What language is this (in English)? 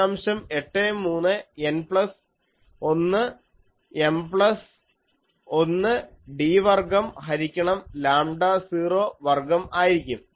Malayalam